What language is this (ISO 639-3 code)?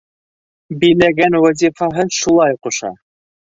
bak